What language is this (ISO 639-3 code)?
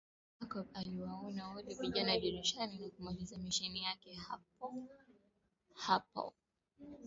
swa